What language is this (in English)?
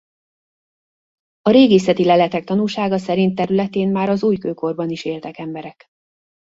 Hungarian